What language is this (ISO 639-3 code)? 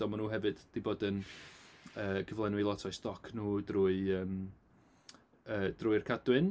cym